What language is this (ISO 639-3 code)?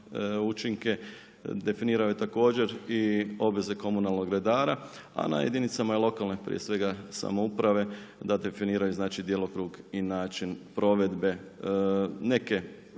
hrv